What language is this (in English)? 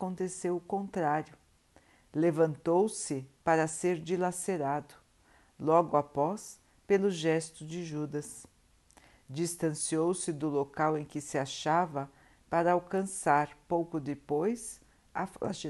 Portuguese